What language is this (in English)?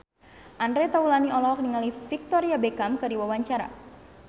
Sundanese